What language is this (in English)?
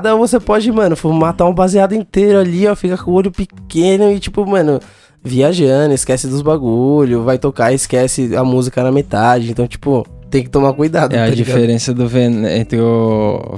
Portuguese